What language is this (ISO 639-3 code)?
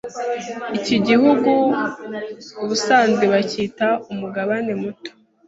kin